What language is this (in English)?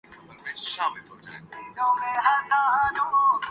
Urdu